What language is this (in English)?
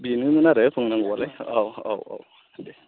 Bodo